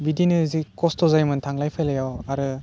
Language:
Bodo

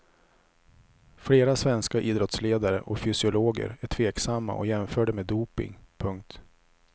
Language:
Swedish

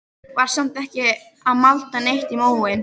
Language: Icelandic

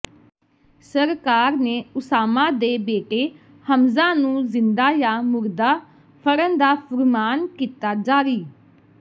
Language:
Punjabi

